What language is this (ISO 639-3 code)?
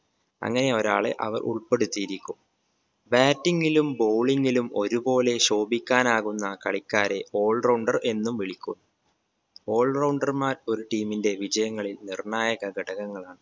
mal